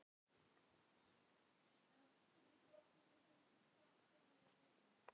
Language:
Icelandic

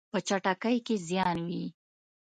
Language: Pashto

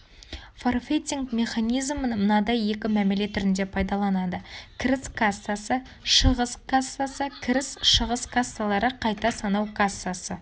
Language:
Kazakh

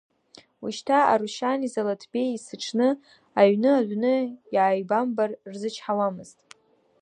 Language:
Abkhazian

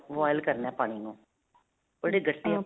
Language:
Punjabi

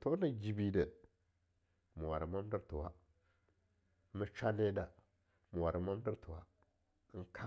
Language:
Longuda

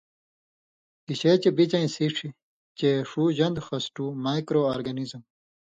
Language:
Indus Kohistani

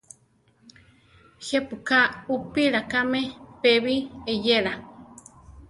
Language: Central Tarahumara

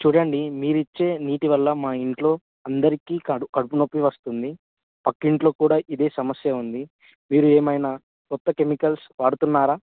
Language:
Telugu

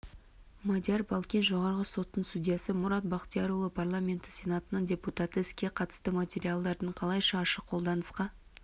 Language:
Kazakh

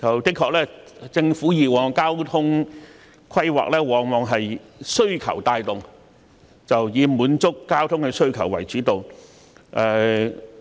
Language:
Cantonese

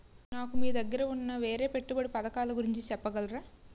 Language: Telugu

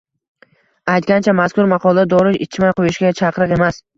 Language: Uzbek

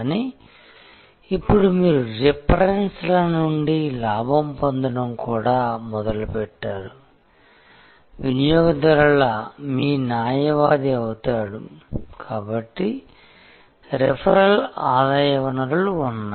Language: Telugu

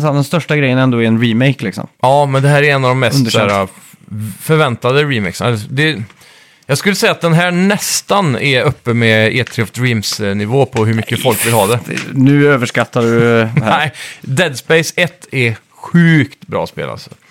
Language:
Swedish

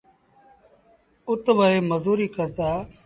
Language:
Sindhi Bhil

